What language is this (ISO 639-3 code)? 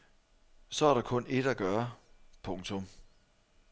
dan